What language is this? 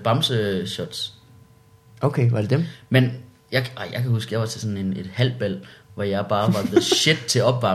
Danish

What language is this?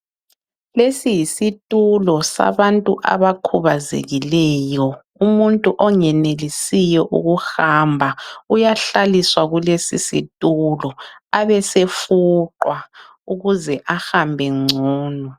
North Ndebele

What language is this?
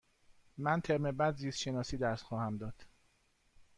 Persian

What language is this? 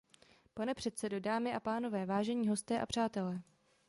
Czech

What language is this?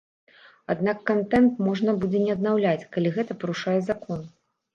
Belarusian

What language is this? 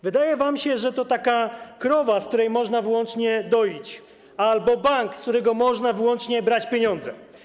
Polish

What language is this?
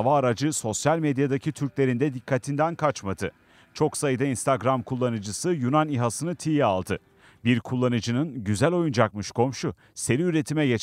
Turkish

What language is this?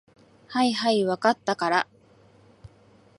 Japanese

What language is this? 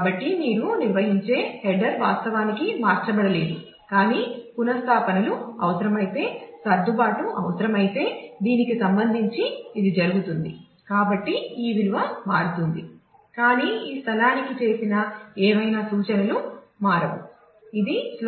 Telugu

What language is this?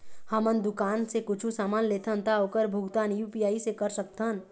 Chhattisgarhi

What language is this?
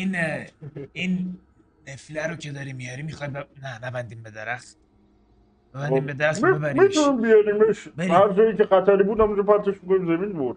Persian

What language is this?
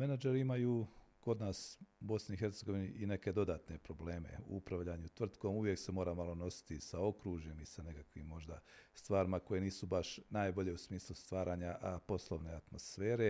Croatian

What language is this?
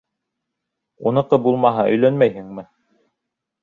Bashkir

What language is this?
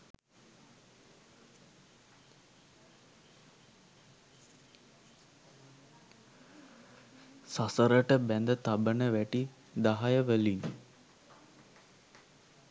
Sinhala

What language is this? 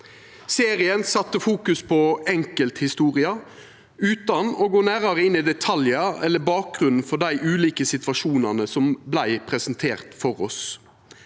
Norwegian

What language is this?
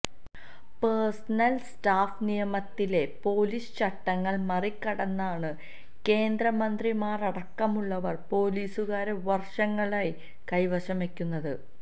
Malayalam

